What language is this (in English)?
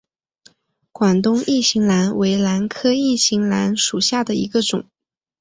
Chinese